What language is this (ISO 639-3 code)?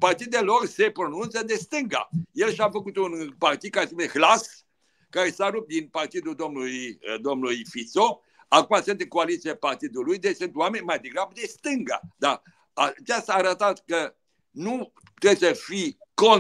ron